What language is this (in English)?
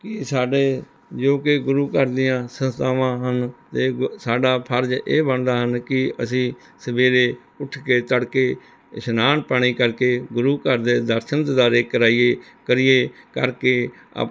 Punjabi